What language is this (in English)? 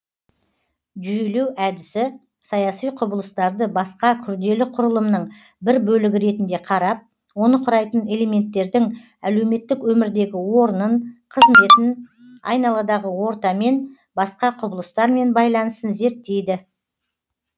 Kazakh